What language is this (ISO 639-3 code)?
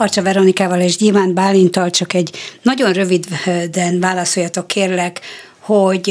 hun